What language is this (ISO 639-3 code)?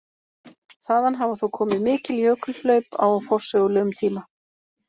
isl